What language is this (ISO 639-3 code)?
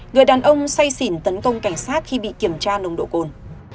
vie